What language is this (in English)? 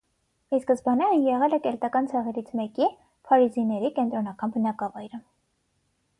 Armenian